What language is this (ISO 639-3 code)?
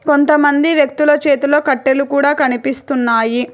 tel